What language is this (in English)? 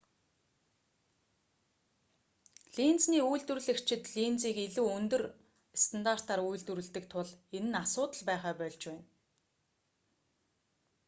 Mongolian